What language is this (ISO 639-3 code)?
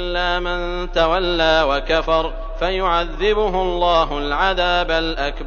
ara